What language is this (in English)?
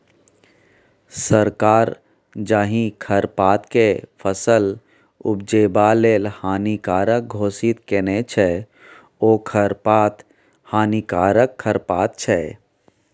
Maithili